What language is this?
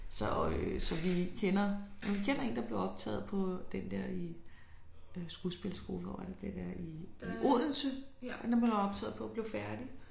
Danish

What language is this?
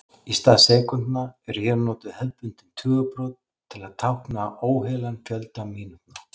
Icelandic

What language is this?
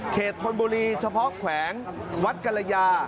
Thai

